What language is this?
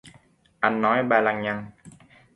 Vietnamese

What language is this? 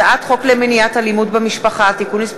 Hebrew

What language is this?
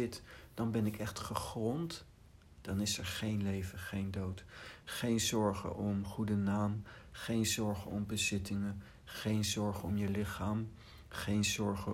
Dutch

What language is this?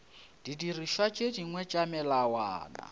Northern Sotho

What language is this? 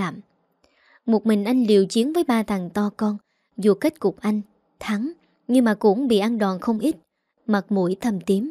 Vietnamese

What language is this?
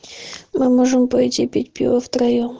Russian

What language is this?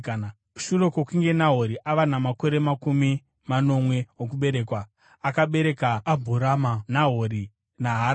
Shona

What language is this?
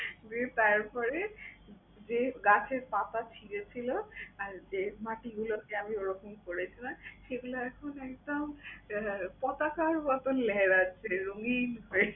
Bangla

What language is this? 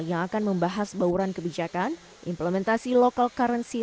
Indonesian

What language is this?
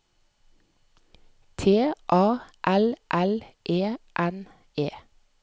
Norwegian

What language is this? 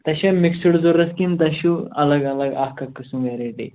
Kashmiri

